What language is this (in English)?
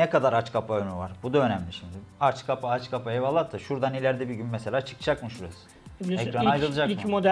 Turkish